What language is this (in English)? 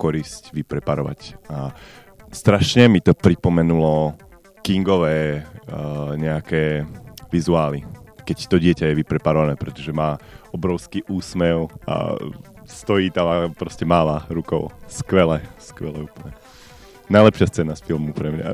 Slovak